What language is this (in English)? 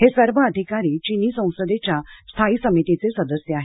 Marathi